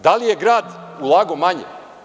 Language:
Serbian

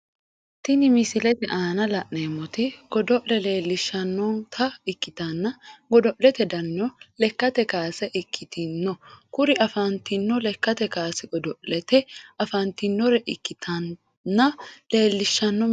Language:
Sidamo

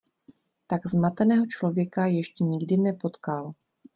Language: Czech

